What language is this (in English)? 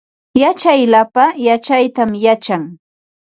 Ambo-Pasco Quechua